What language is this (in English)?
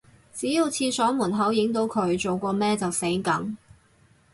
Cantonese